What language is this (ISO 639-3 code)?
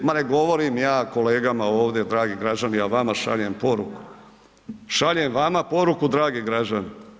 hrv